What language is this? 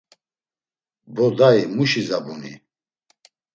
Laz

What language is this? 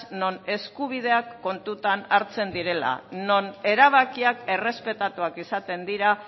Basque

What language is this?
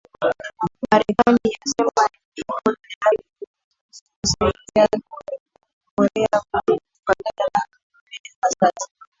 Swahili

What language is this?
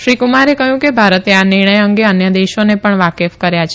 Gujarati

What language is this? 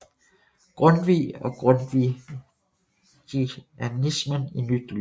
Danish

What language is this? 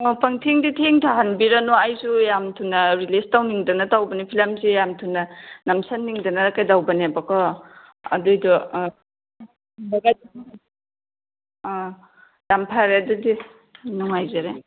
Manipuri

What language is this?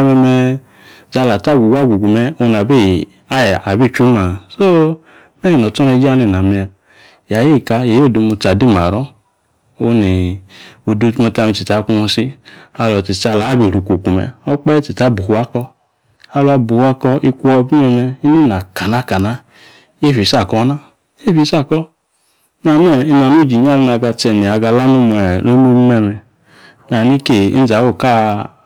Yace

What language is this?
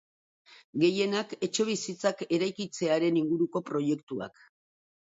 Basque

